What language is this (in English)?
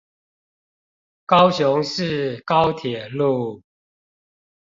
Chinese